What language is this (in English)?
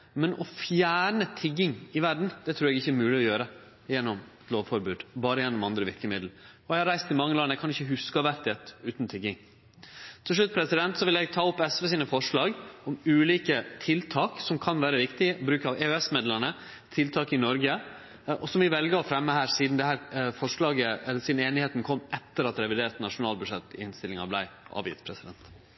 Norwegian Nynorsk